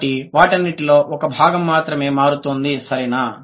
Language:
Telugu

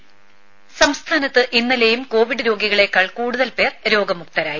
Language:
Malayalam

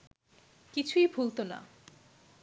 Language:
Bangla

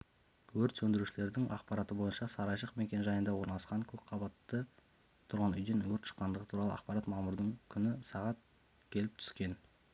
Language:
Kazakh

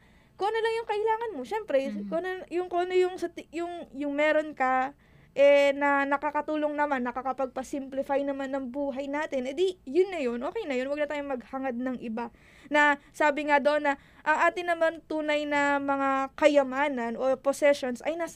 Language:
Filipino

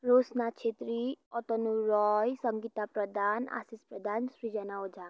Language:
Nepali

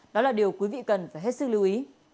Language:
Vietnamese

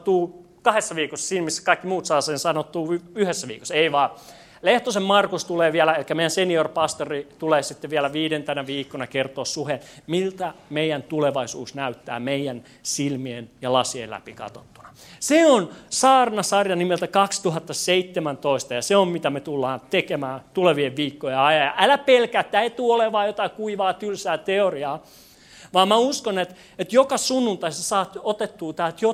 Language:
Finnish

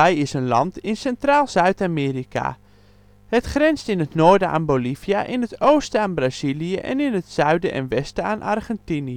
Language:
Dutch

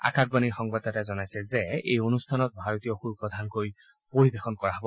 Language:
Assamese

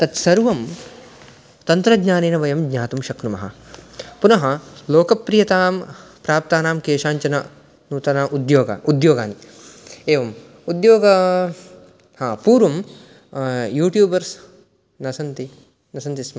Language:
Sanskrit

